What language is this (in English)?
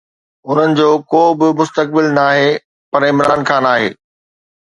Sindhi